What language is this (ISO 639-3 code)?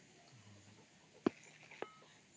ori